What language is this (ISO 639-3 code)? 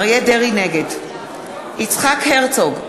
heb